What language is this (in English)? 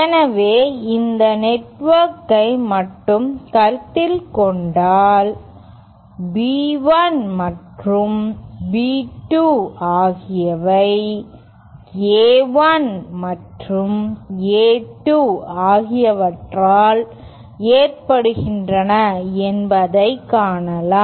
Tamil